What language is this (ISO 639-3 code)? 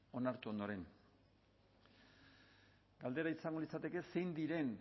eus